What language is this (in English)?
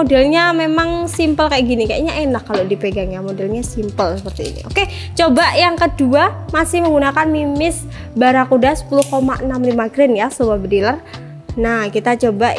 Indonesian